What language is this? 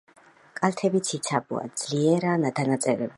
Georgian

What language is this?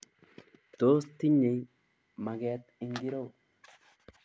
Kalenjin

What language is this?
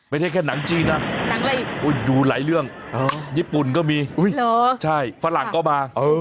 Thai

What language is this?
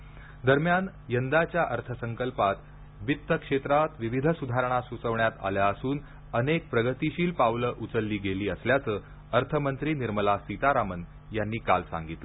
Marathi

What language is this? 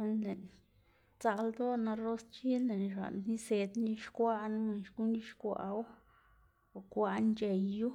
Xanaguía Zapotec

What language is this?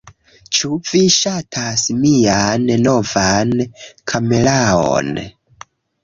Esperanto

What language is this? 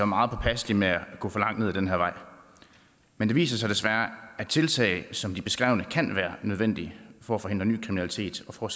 Danish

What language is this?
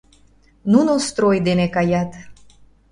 Mari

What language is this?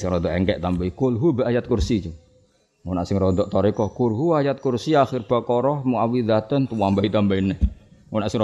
Indonesian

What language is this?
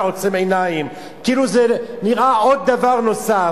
Hebrew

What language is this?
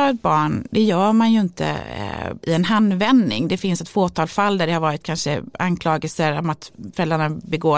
Swedish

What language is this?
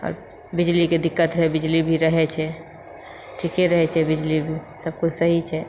Maithili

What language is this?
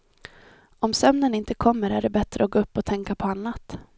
Swedish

